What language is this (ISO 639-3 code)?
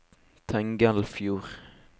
nor